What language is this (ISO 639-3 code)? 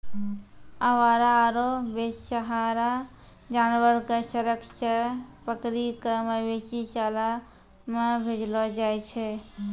mai